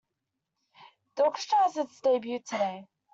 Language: English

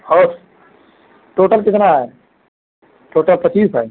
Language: Hindi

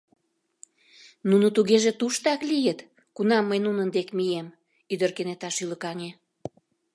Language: Mari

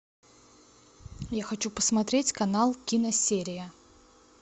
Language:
Russian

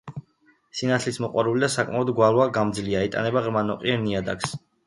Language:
Georgian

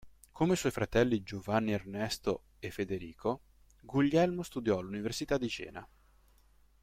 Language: Italian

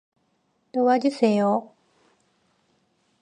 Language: Korean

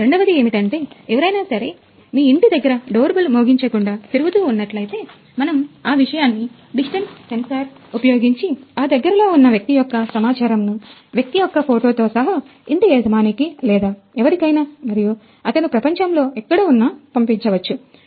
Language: Telugu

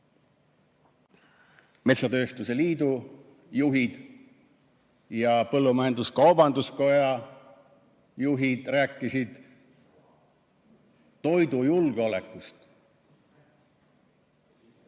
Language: Estonian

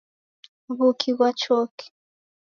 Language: Taita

